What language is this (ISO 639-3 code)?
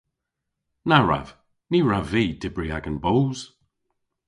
cor